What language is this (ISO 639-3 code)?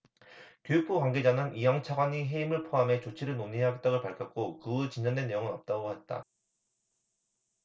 kor